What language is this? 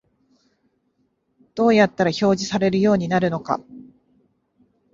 Japanese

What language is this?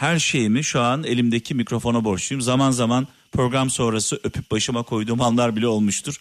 Turkish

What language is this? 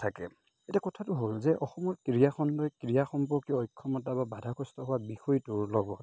Assamese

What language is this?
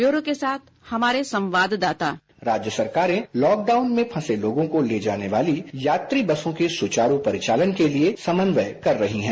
Hindi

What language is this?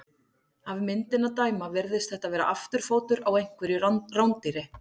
Icelandic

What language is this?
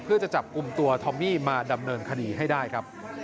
Thai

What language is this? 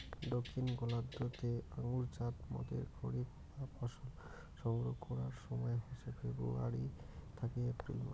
Bangla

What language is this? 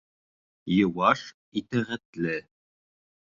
Bashkir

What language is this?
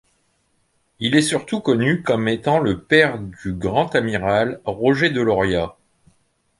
French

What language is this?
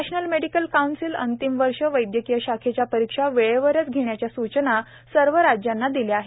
Marathi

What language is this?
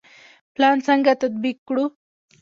Pashto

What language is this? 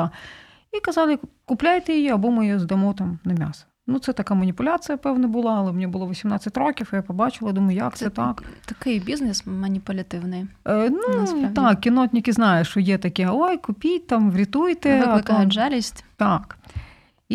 Ukrainian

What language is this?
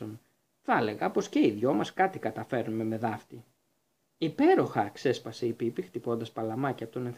Greek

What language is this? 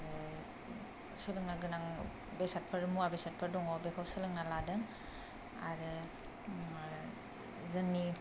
Bodo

